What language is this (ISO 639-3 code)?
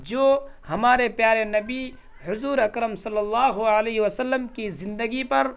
urd